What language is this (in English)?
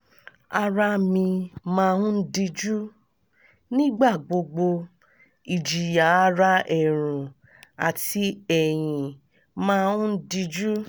Yoruba